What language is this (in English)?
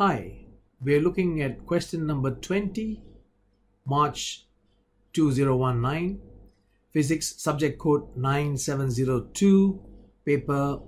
English